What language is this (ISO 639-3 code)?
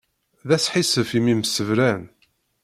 kab